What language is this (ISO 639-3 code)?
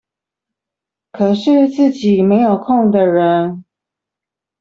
zho